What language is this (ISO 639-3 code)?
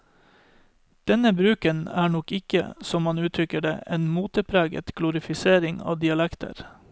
nor